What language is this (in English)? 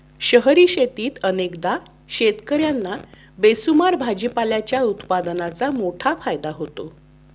Marathi